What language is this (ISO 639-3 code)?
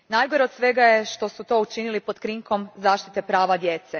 hrv